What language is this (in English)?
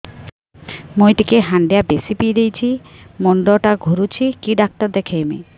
Odia